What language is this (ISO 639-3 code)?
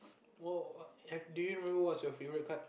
eng